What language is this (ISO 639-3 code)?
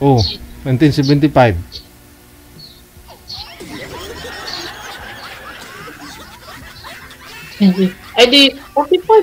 fil